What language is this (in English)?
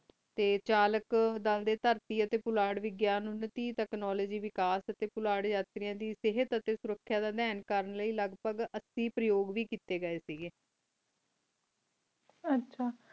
Punjabi